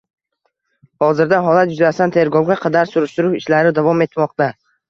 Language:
Uzbek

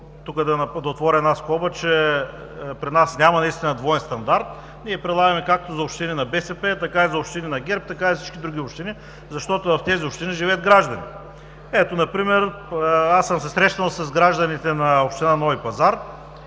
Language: Bulgarian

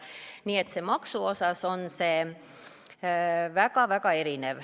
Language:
Estonian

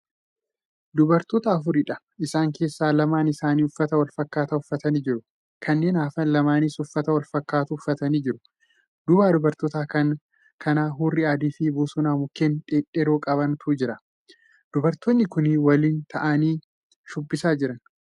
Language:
Oromo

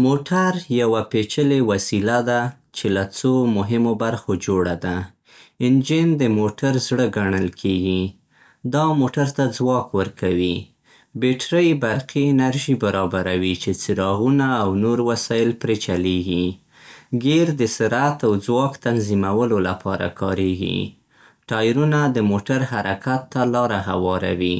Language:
Central Pashto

